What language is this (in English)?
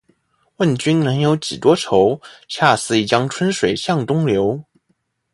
Chinese